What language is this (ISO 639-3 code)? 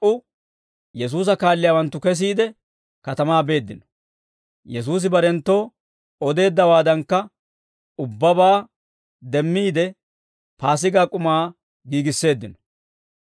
dwr